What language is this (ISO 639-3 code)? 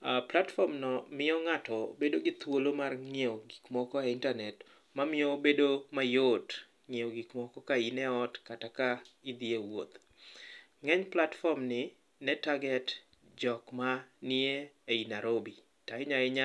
luo